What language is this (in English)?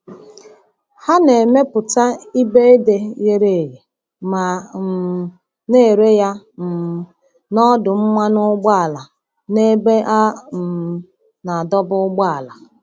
Igbo